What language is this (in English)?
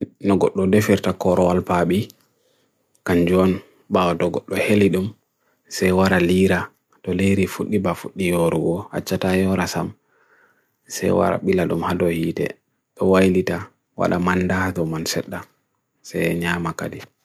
Bagirmi Fulfulde